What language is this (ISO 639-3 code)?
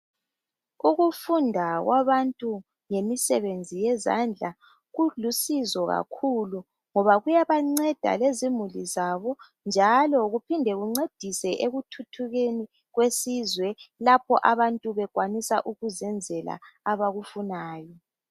nde